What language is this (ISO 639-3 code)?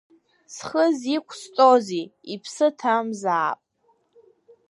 abk